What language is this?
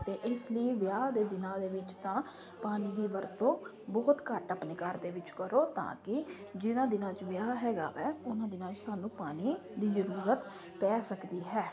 Punjabi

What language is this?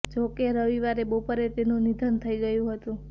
Gujarati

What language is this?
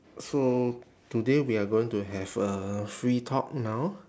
English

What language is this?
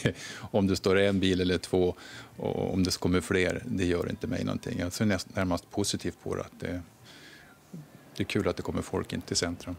Swedish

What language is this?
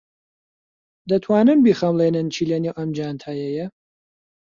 Central Kurdish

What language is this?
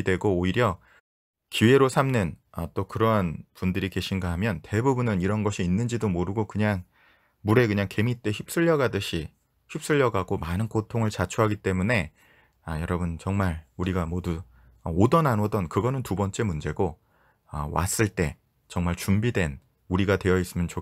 Korean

